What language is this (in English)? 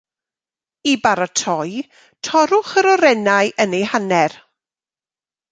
Welsh